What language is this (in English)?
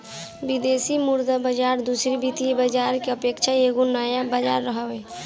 Bhojpuri